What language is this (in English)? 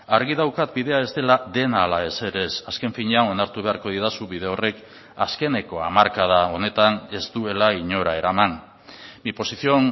Basque